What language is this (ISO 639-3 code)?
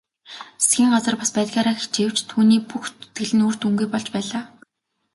mon